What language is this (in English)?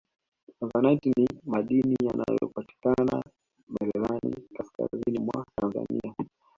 Swahili